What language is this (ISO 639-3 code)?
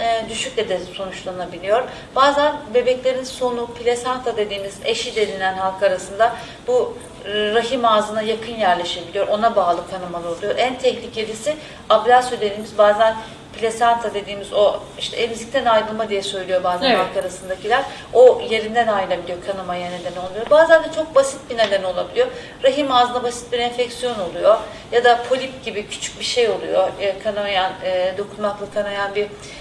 tur